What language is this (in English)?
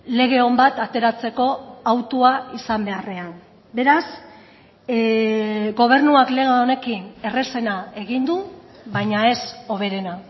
Basque